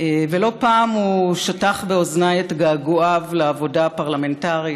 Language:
Hebrew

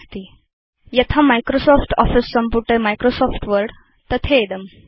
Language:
Sanskrit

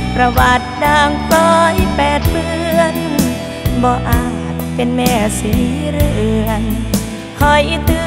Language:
Thai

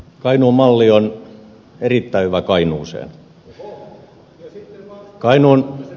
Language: Finnish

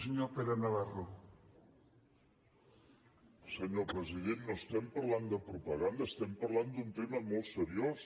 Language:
Catalan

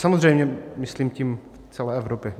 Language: Czech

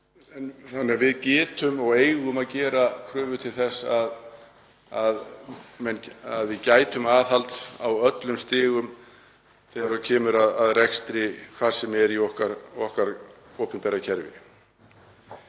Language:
Icelandic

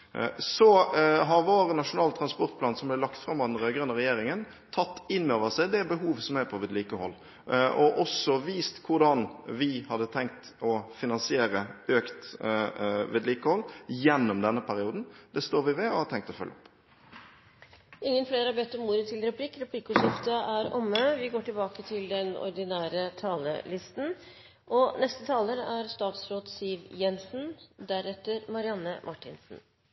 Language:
Norwegian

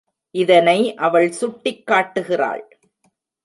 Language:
Tamil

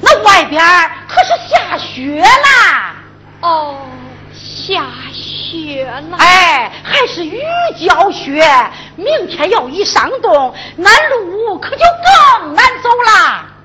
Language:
Chinese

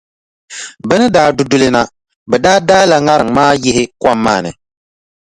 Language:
Dagbani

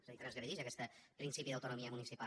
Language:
Catalan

